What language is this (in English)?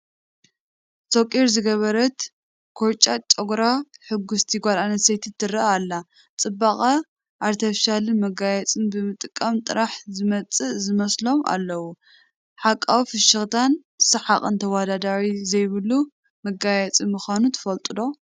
Tigrinya